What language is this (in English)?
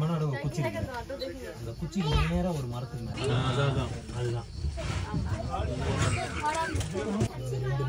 Arabic